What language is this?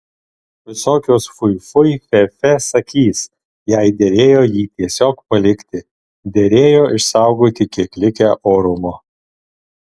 Lithuanian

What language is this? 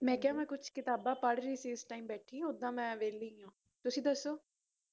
Punjabi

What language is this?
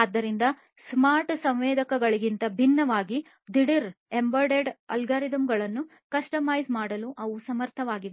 Kannada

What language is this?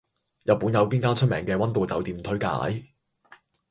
Cantonese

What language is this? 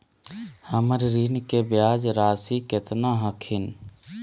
Magahi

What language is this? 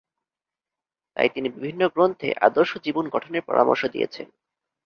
Bangla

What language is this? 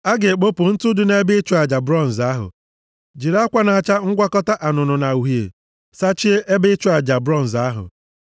Igbo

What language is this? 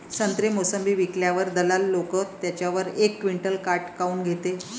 Marathi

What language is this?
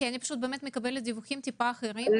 Hebrew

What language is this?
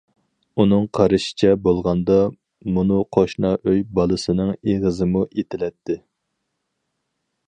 Uyghur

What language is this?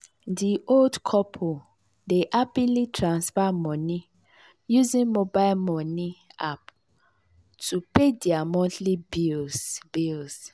Nigerian Pidgin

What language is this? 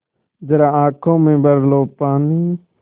Hindi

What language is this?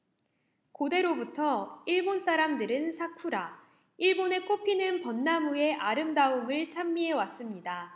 Korean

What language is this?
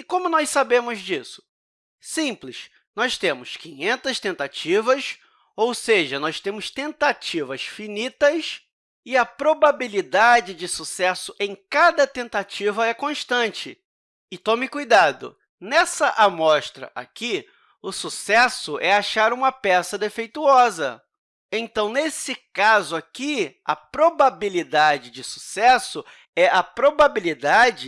Portuguese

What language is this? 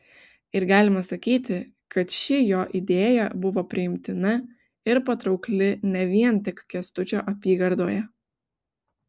Lithuanian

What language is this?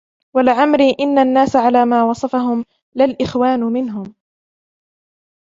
Arabic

